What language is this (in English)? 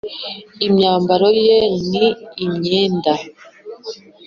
Kinyarwanda